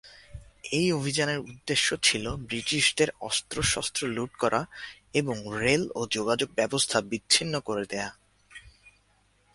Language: Bangla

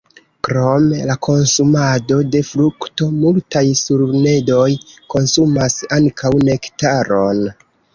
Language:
Esperanto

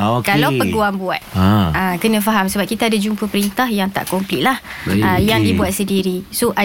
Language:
Malay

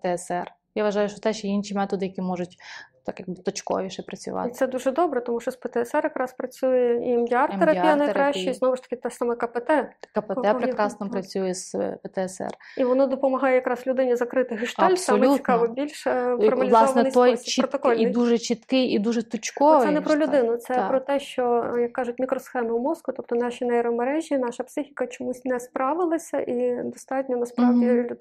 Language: Ukrainian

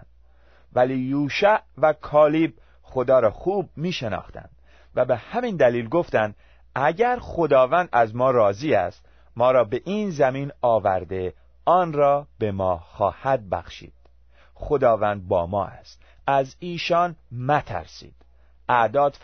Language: Persian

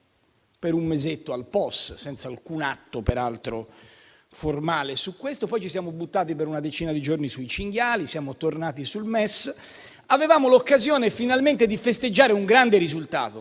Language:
Italian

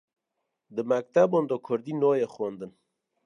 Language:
Kurdish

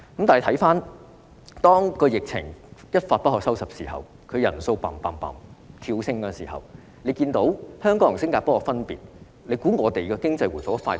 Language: Cantonese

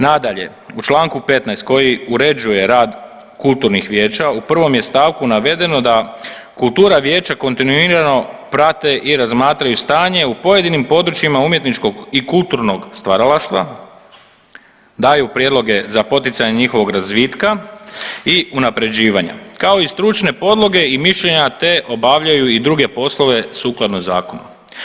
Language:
Croatian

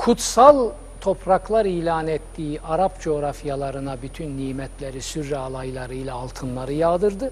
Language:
Turkish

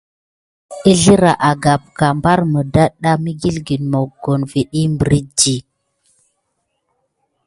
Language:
Gidar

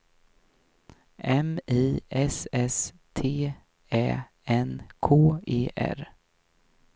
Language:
Swedish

